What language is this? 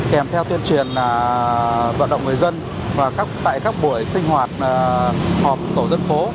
Vietnamese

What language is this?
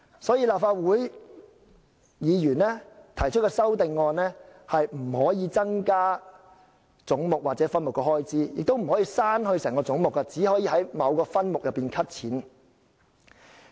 Cantonese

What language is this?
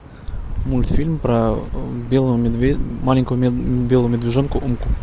Russian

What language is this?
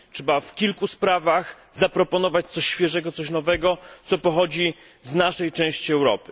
Polish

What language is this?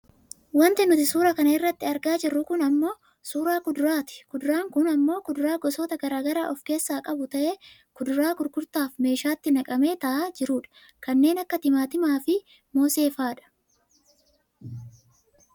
Oromo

